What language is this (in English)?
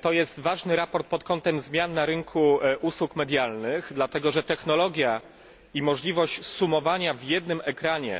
Polish